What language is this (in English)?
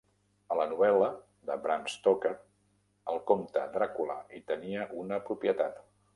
Catalan